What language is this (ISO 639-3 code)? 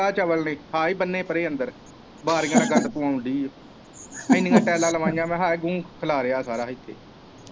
pan